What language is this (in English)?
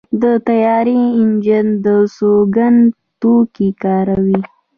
Pashto